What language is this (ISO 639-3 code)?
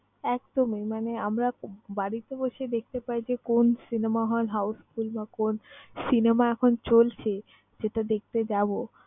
ben